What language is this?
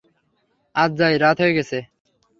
Bangla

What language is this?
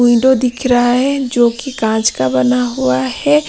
Hindi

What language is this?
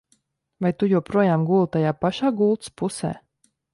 Latvian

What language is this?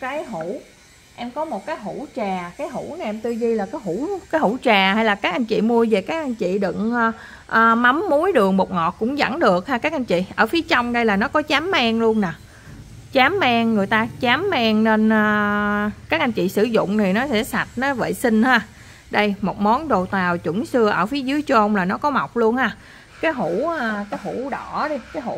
Vietnamese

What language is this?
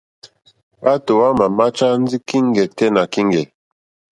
Mokpwe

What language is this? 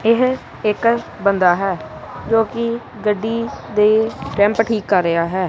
Punjabi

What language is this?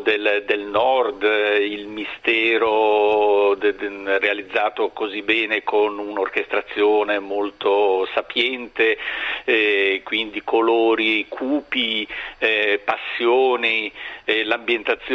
Italian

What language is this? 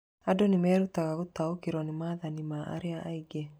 Kikuyu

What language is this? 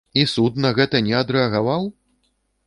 Belarusian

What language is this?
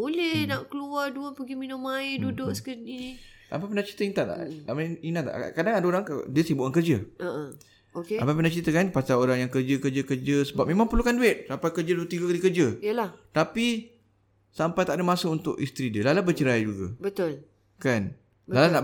Malay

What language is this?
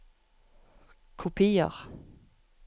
Norwegian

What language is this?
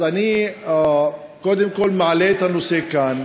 Hebrew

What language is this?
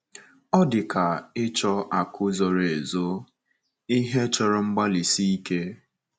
Igbo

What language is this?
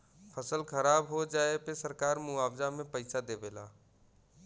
Bhojpuri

